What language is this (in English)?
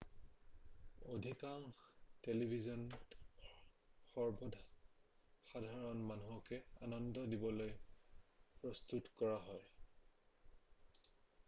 Assamese